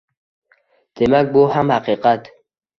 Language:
Uzbek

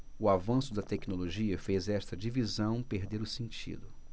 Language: Portuguese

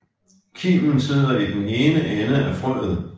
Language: Danish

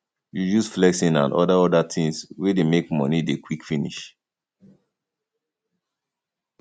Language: Nigerian Pidgin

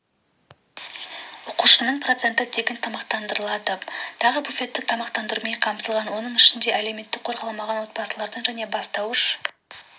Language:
Kazakh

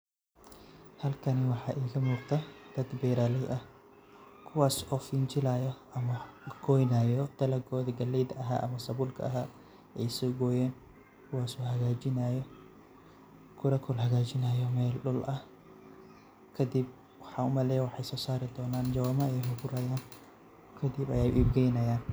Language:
Somali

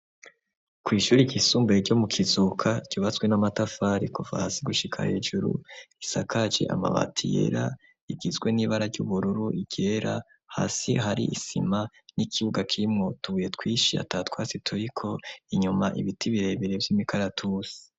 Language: Rundi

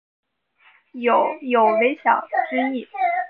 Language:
Chinese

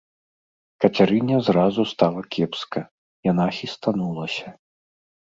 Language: Belarusian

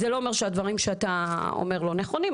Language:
Hebrew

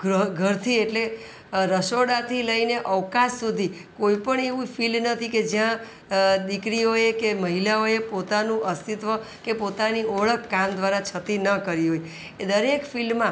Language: Gujarati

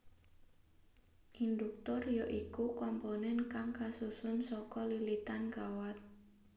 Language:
Javanese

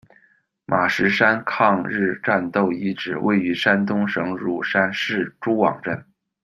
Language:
Chinese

